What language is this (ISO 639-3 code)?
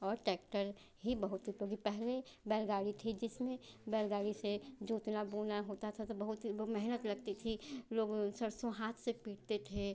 hin